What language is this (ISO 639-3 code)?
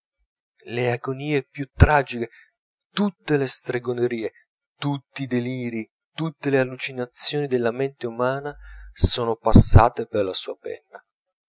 ita